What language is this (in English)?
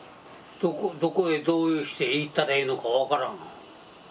Japanese